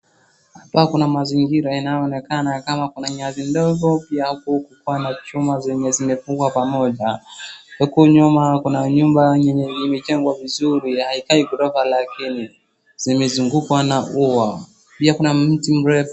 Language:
Swahili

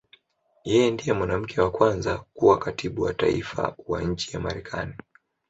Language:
Swahili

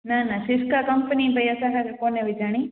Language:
Sindhi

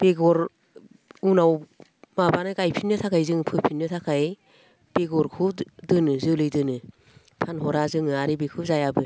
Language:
Bodo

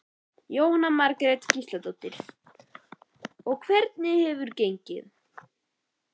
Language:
Icelandic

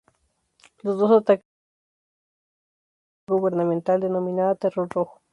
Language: Spanish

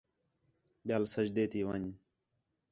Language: Khetrani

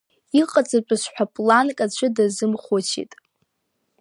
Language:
Abkhazian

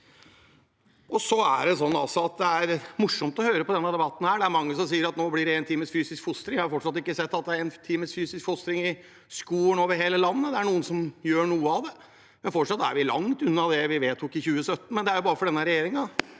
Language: Norwegian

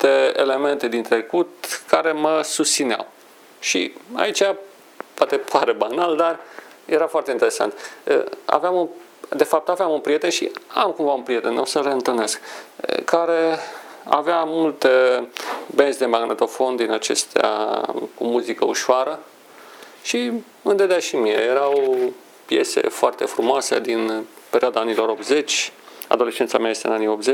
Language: Romanian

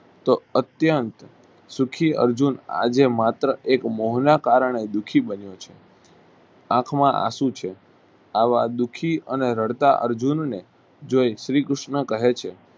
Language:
Gujarati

